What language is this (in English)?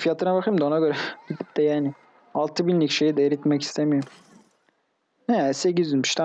Turkish